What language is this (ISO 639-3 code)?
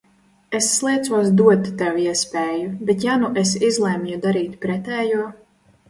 lav